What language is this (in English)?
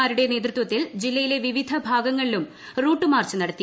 Malayalam